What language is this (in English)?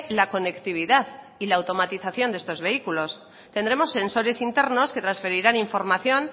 Spanish